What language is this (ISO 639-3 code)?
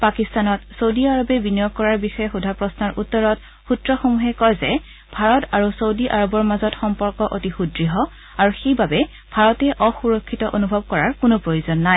asm